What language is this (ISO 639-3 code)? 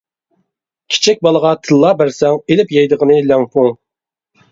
uig